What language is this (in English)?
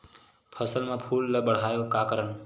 Chhattisgarhi